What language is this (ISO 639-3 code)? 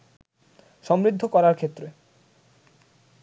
ben